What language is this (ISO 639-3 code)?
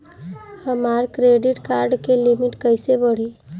bho